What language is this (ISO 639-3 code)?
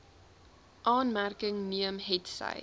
afr